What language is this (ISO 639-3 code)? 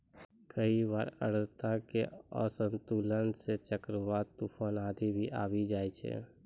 mai